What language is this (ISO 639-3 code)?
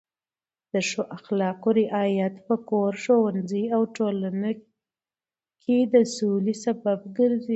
pus